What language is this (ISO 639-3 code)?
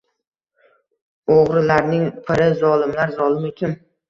uzb